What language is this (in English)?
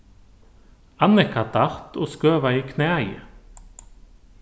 Faroese